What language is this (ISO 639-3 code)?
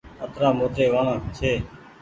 gig